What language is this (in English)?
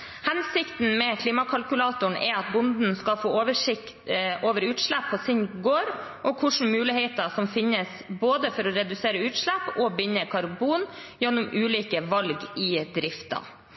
Norwegian Bokmål